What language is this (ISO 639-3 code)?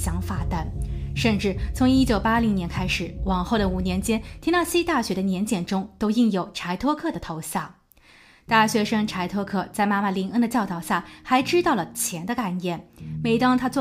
zho